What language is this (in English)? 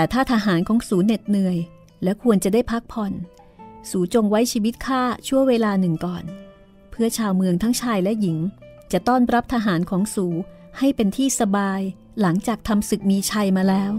Thai